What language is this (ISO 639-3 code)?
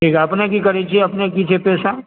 mai